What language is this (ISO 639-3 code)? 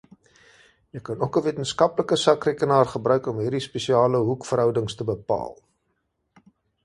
afr